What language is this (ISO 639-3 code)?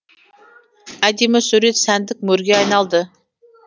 kaz